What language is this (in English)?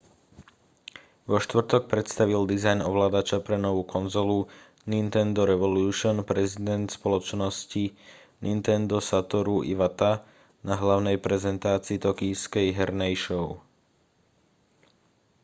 Slovak